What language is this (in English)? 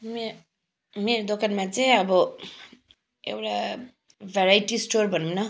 Nepali